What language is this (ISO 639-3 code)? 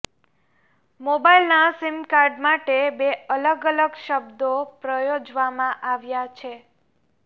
guj